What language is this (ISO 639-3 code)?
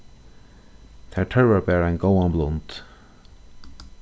fao